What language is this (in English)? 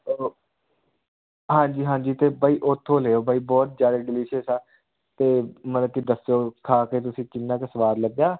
Punjabi